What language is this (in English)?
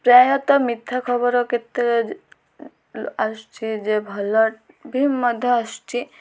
Odia